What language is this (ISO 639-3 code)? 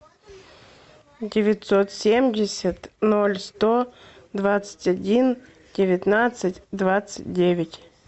rus